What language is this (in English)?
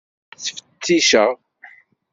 Kabyle